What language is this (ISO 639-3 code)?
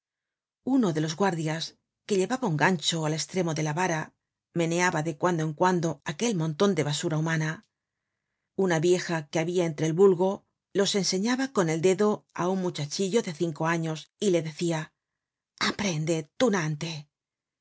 spa